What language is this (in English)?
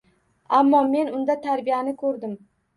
Uzbek